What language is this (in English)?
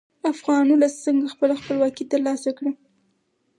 Pashto